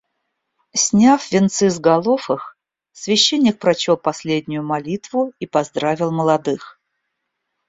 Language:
Russian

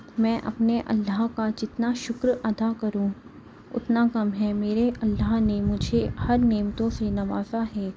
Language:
Urdu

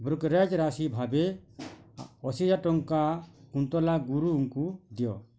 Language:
Odia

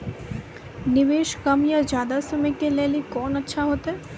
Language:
Maithili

